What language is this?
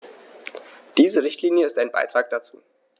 German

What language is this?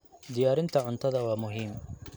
Somali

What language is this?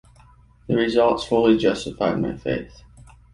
English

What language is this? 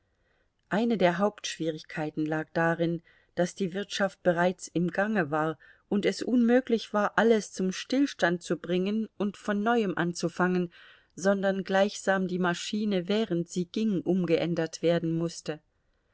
German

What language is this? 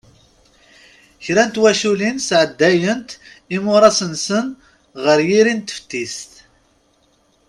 Kabyle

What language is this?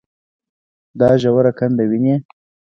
Pashto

